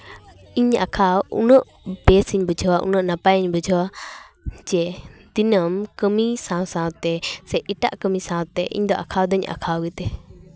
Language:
Santali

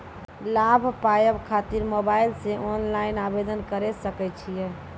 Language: Maithili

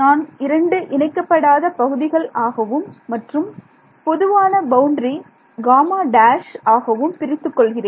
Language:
Tamil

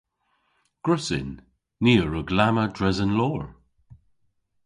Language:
Cornish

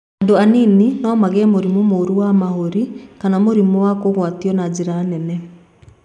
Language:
Kikuyu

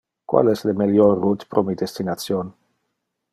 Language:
Interlingua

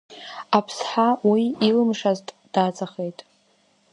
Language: Abkhazian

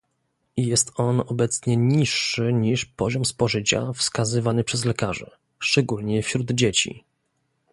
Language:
Polish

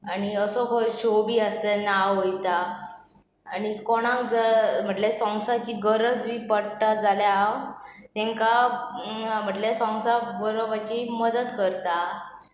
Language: Konkani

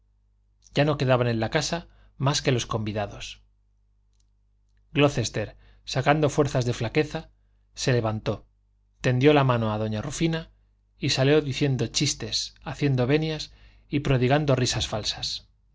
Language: Spanish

